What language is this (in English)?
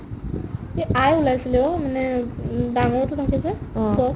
Assamese